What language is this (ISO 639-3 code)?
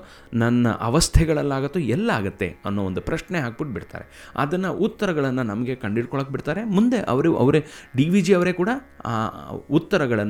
kan